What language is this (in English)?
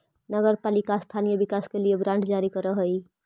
Magahi